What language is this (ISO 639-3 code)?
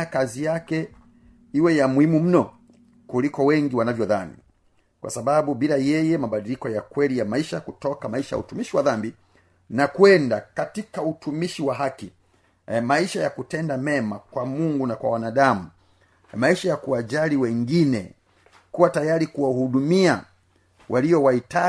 swa